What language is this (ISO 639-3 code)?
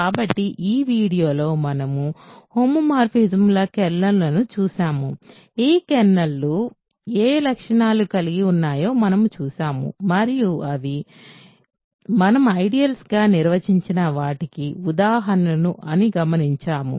tel